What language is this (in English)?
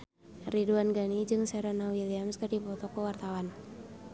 Sundanese